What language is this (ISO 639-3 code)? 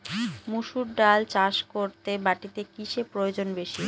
ben